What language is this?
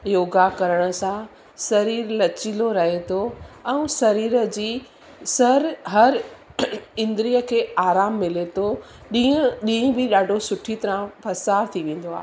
Sindhi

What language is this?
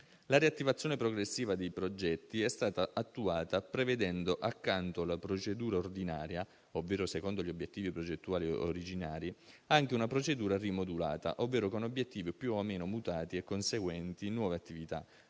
Italian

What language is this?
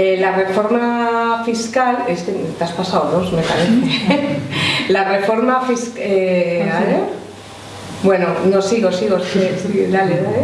Spanish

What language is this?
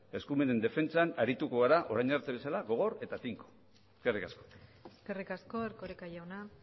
Basque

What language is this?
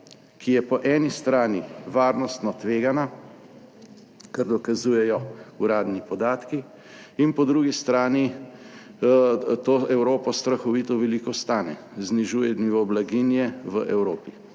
Slovenian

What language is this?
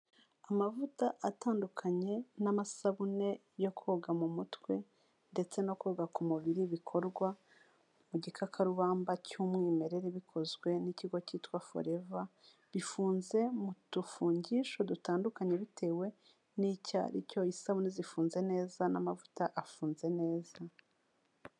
Kinyarwanda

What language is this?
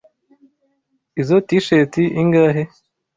Kinyarwanda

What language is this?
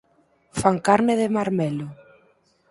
Galician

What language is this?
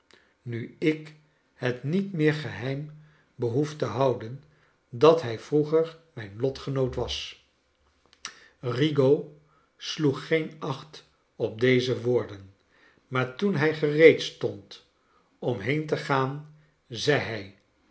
Dutch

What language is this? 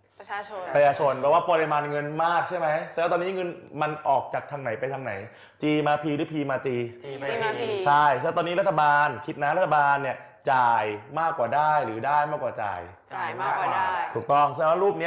Thai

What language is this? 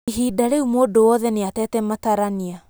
Kikuyu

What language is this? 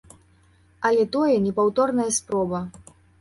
Belarusian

